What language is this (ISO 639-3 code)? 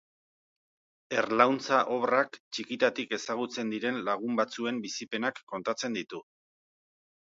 eus